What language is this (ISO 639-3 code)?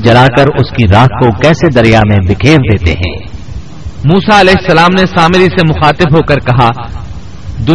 urd